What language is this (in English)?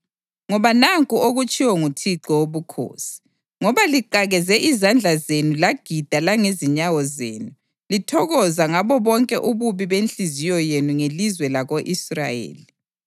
North Ndebele